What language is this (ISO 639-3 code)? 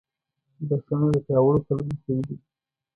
pus